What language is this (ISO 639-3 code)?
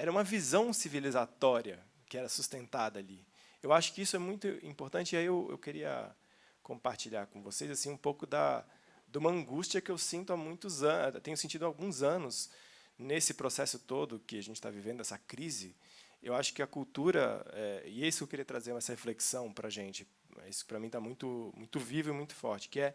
por